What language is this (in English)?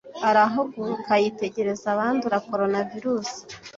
Kinyarwanda